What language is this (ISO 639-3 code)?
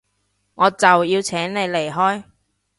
yue